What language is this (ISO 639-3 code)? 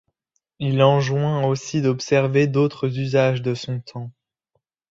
fra